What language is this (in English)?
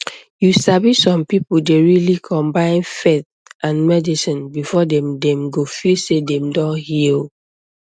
Nigerian Pidgin